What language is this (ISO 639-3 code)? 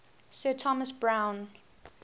eng